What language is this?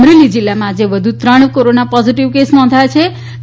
Gujarati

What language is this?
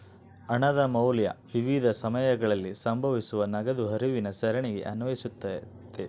Kannada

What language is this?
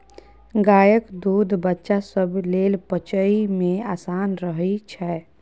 Maithili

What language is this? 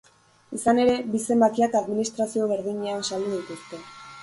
Basque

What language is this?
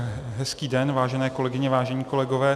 Czech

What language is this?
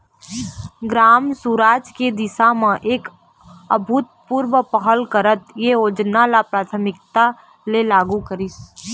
Chhattisgarhi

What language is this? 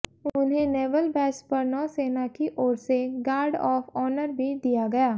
Hindi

